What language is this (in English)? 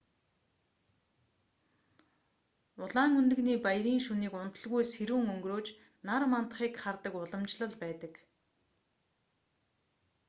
Mongolian